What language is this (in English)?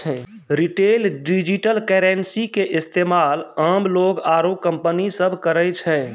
Maithili